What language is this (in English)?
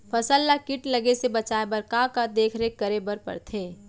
Chhattisgarhi